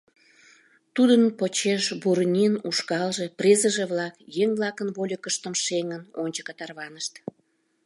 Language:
Mari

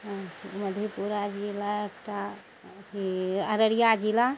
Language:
Maithili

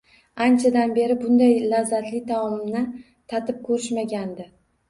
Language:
Uzbek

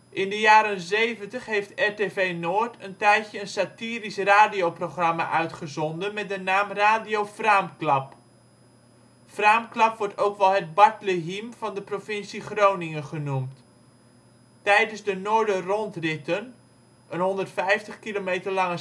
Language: Dutch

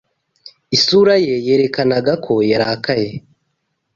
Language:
Kinyarwanda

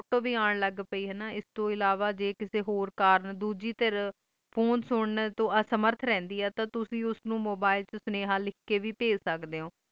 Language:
Punjabi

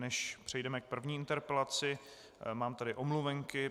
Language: Czech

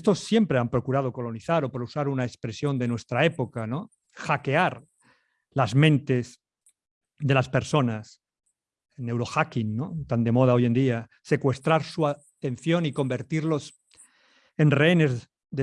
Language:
Spanish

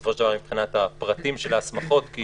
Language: Hebrew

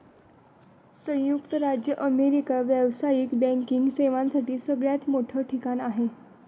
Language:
Marathi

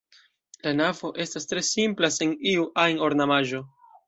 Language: Esperanto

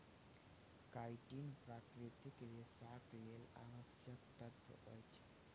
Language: Maithili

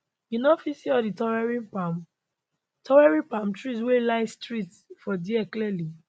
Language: Nigerian Pidgin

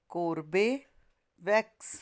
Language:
Punjabi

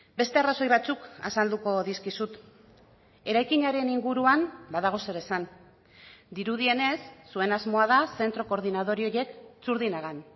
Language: Basque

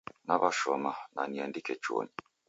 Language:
Taita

